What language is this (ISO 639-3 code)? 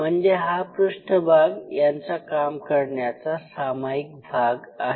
mar